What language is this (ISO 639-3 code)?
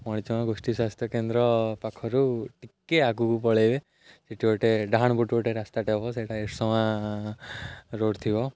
ori